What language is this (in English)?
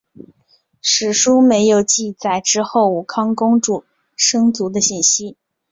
Chinese